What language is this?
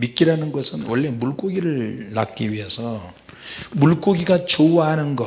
Korean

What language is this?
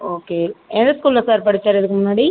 Tamil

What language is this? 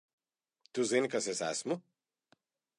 Latvian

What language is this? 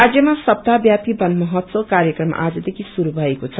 Nepali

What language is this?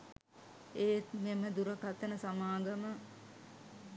Sinhala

